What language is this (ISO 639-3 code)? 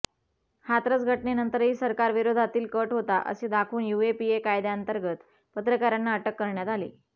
mar